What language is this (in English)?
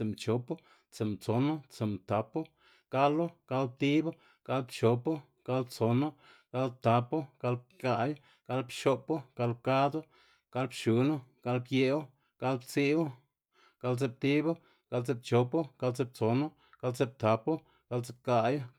Xanaguía Zapotec